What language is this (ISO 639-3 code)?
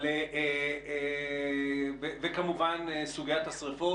heb